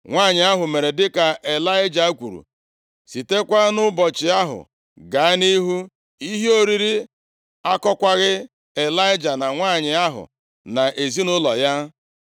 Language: Igbo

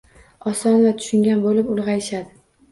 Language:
Uzbek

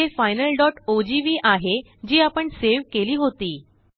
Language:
Marathi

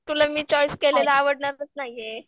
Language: Marathi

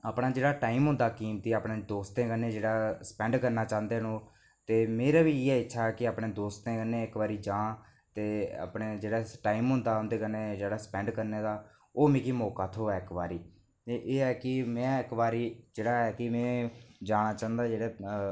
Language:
Dogri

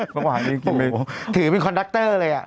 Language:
Thai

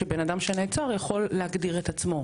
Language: Hebrew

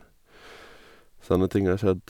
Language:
Norwegian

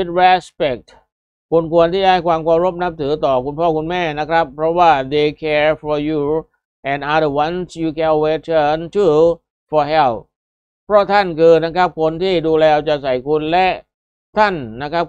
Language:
Thai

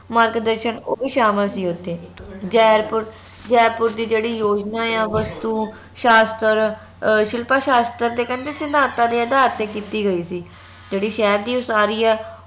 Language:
Punjabi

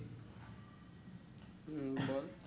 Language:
Bangla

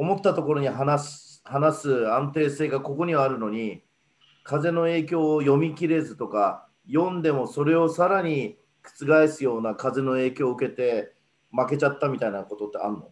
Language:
Japanese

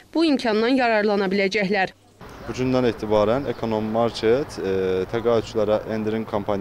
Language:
Turkish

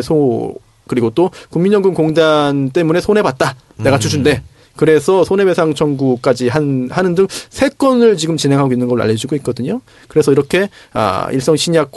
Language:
Korean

